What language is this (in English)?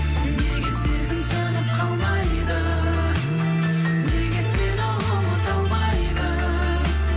Kazakh